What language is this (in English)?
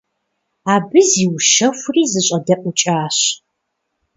Kabardian